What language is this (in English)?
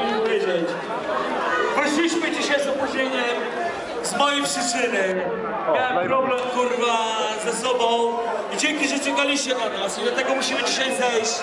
Polish